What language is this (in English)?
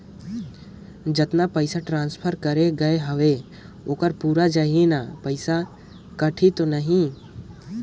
Chhattisgarhi